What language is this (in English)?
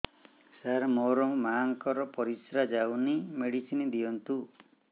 Odia